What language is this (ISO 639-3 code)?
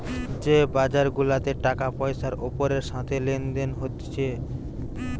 ben